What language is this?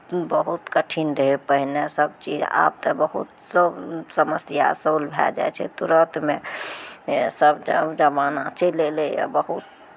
Maithili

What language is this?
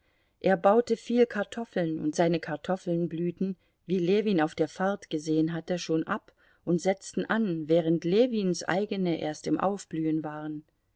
German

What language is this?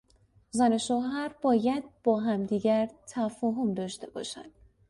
Persian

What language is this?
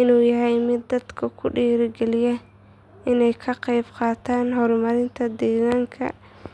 Somali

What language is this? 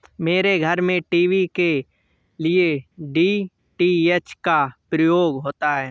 Hindi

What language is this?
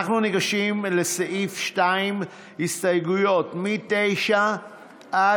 Hebrew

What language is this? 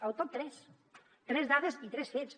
Catalan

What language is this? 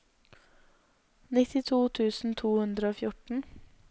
Norwegian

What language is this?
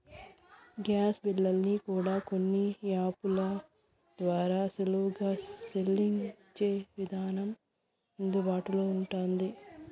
Telugu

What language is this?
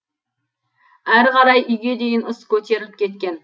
Kazakh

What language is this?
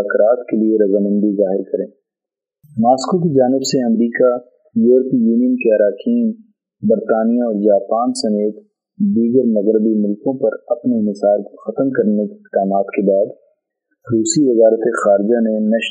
Urdu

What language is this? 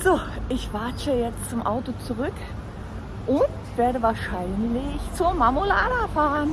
German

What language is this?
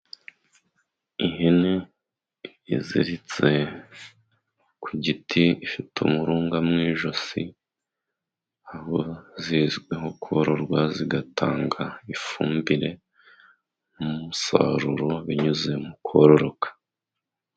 Kinyarwanda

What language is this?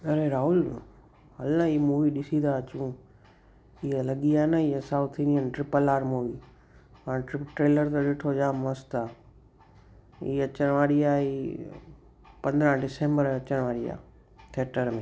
Sindhi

